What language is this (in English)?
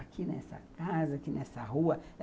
Portuguese